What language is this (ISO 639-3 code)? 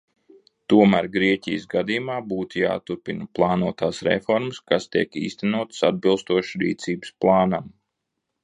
lav